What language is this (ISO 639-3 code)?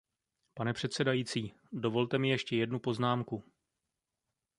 ces